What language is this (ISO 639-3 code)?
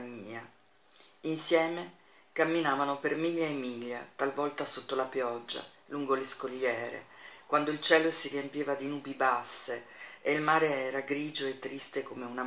ita